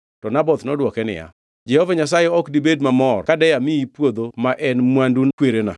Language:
Luo (Kenya and Tanzania)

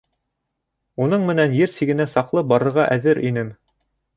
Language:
Bashkir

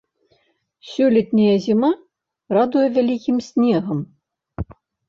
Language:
Belarusian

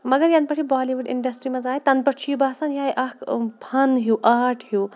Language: Kashmiri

